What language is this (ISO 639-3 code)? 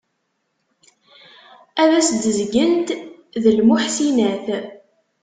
kab